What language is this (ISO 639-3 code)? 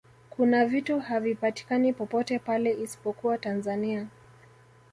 swa